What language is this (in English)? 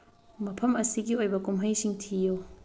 Manipuri